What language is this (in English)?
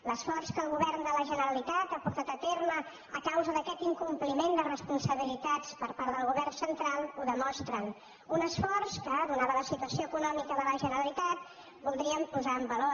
Catalan